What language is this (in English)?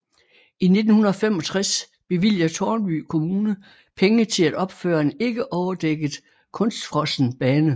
Danish